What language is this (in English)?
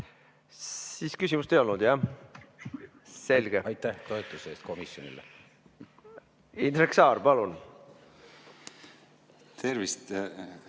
Estonian